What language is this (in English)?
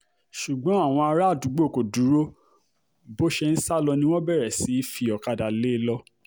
Yoruba